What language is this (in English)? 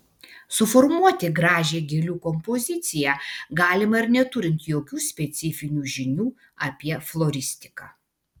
Lithuanian